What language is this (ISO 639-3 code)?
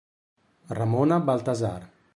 ita